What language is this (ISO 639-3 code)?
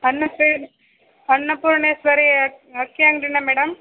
kan